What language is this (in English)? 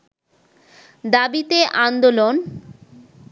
Bangla